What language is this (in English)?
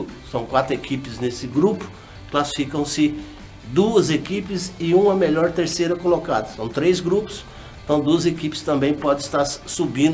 Portuguese